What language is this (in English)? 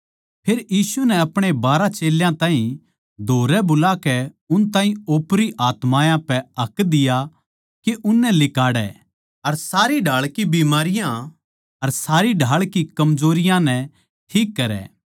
Haryanvi